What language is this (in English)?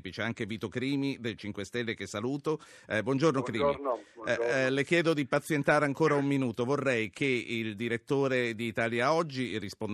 Italian